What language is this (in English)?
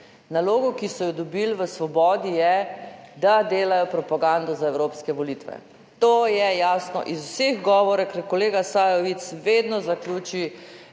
Slovenian